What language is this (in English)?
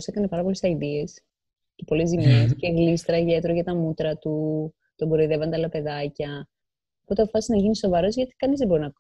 Greek